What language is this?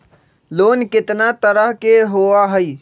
Magahi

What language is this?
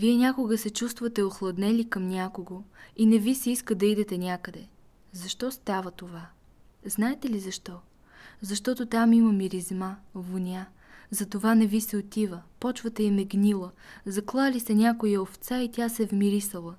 Bulgarian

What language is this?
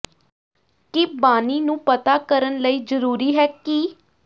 Punjabi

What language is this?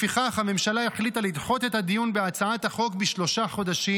Hebrew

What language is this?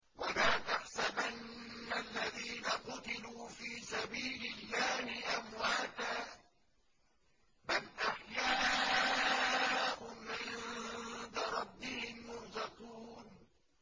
Arabic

